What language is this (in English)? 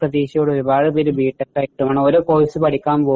Malayalam